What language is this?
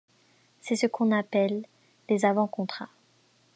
French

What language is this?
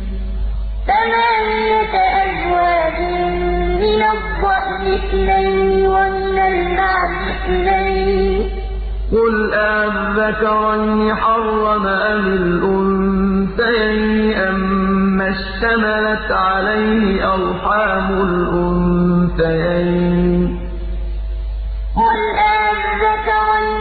Arabic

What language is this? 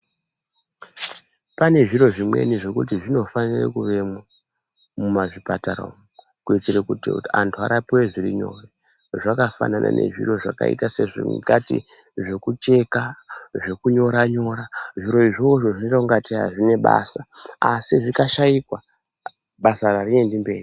Ndau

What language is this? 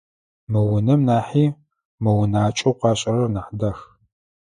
Adyghe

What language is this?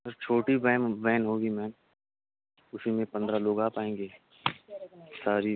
Urdu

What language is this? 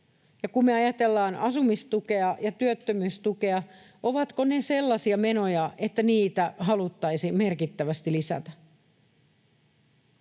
Finnish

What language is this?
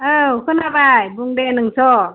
Bodo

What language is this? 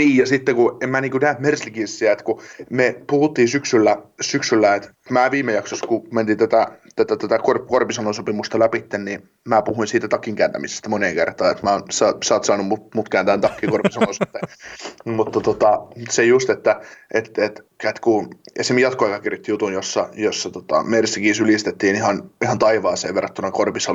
Finnish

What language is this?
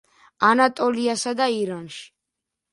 Georgian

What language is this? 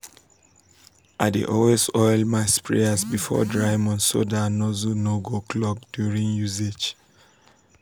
Nigerian Pidgin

